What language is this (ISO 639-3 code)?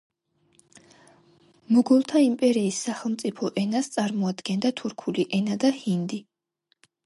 kat